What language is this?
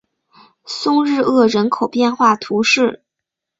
Chinese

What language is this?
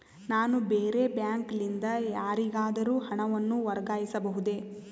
Kannada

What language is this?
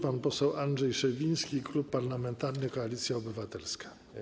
Polish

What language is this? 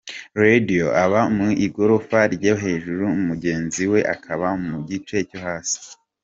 Kinyarwanda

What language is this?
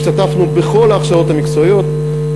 Hebrew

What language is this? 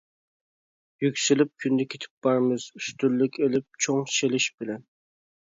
Uyghur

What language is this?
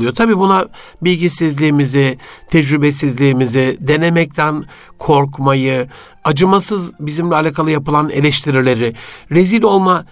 Turkish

